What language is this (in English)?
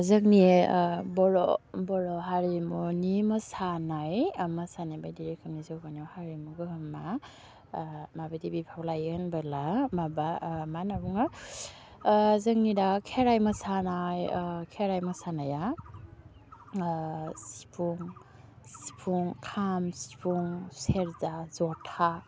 Bodo